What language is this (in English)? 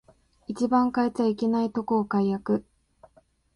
Japanese